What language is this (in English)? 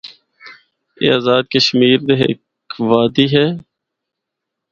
Northern Hindko